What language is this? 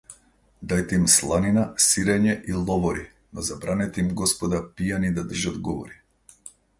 Macedonian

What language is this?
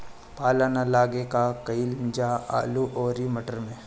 Bhojpuri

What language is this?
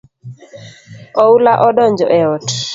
Luo (Kenya and Tanzania)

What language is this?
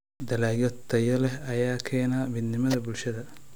Somali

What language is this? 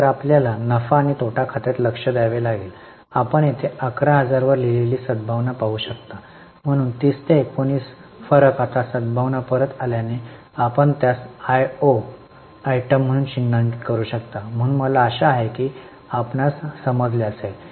Marathi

